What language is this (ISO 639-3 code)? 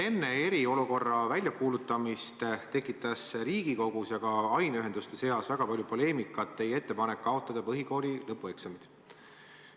est